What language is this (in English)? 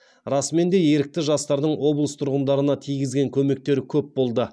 Kazakh